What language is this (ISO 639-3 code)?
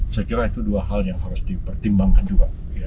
ind